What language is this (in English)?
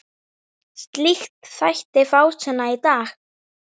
Icelandic